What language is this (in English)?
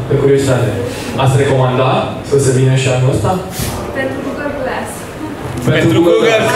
Romanian